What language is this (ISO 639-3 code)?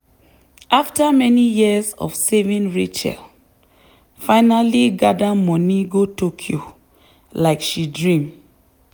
pcm